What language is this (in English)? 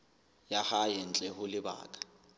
Southern Sotho